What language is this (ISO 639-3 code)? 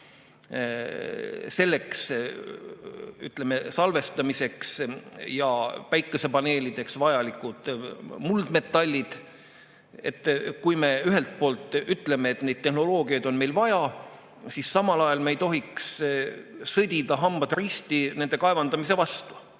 est